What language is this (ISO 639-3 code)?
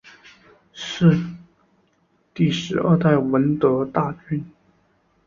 zho